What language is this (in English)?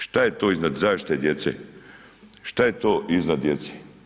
Croatian